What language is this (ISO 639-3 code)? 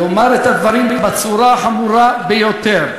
heb